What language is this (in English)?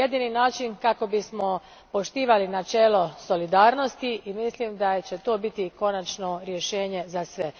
Croatian